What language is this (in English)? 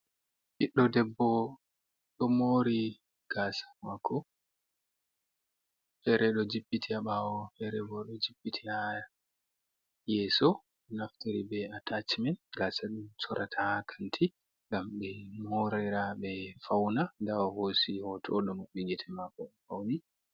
Fula